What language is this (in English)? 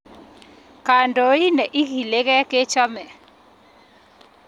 Kalenjin